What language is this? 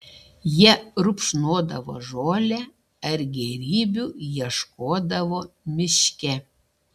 Lithuanian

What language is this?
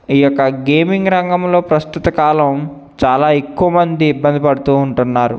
Telugu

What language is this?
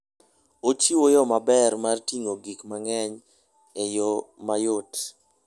Luo (Kenya and Tanzania)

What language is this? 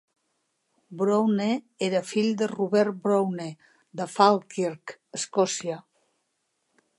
Catalan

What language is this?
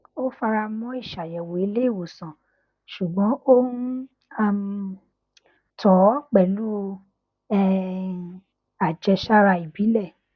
Yoruba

